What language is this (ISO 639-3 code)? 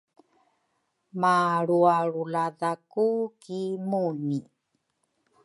dru